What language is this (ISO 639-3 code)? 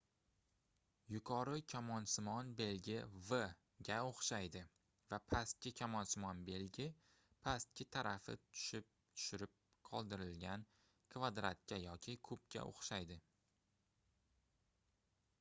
uzb